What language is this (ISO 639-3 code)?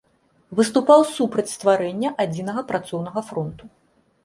bel